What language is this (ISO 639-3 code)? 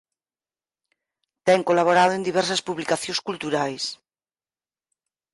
glg